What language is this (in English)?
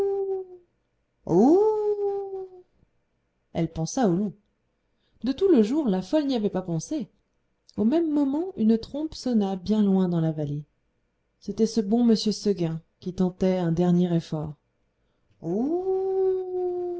French